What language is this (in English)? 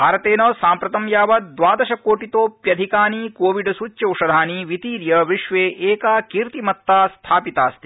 Sanskrit